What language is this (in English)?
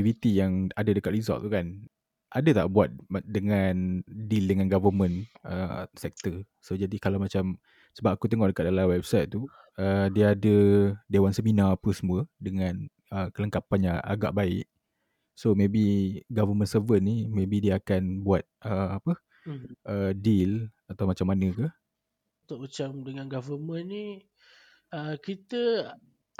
Malay